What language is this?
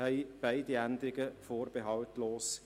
Swiss German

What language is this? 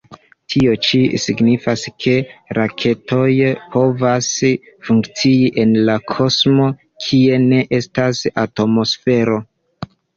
Esperanto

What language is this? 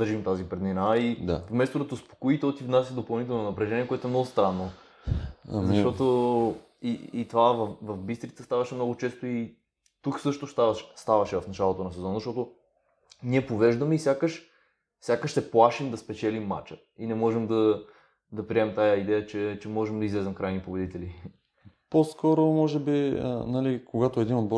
Bulgarian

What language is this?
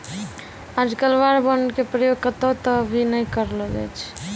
Maithili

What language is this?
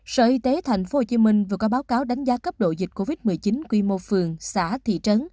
Vietnamese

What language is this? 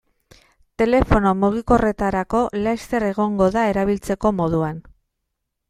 Basque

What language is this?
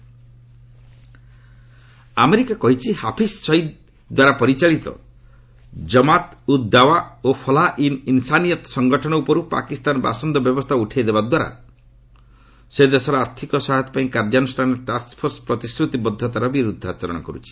Odia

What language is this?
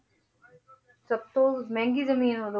Punjabi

